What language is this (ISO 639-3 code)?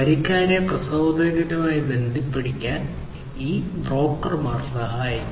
mal